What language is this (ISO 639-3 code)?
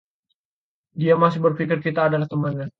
ind